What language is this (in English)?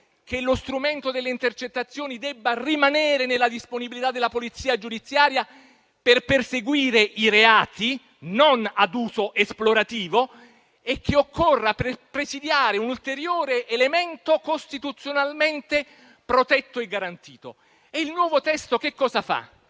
Italian